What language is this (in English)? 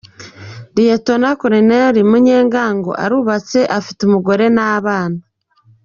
Kinyarwanda